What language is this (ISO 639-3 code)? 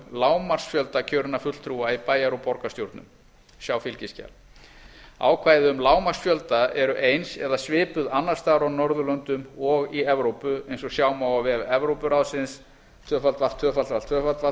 isl